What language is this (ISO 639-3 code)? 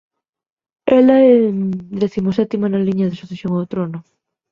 glg